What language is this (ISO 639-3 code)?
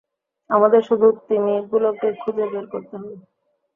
ben